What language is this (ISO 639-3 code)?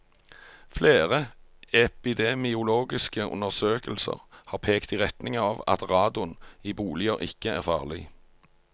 nor